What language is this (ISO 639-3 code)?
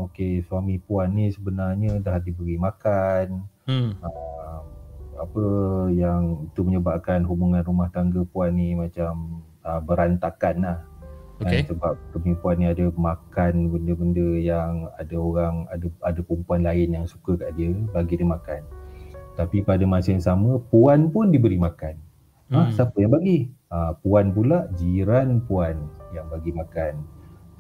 msa